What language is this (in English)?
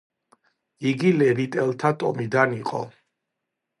Georgian